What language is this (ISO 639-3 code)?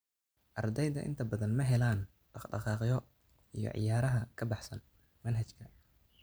som